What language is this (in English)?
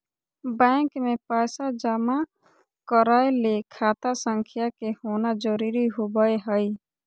Magahi